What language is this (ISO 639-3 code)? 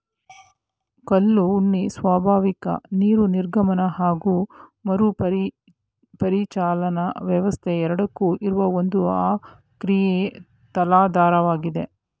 kan